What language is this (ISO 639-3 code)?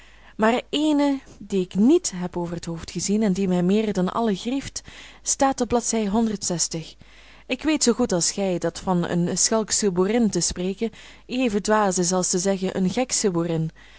nld